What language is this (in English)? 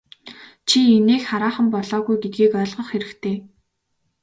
Mongolian